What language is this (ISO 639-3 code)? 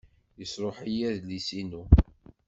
kab